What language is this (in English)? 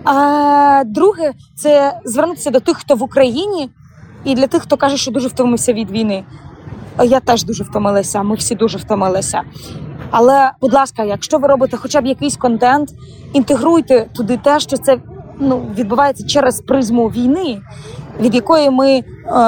Ukrainian